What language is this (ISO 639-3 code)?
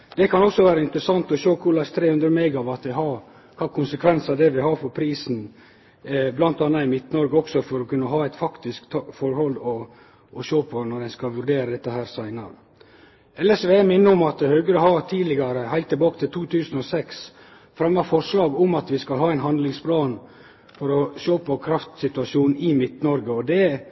nno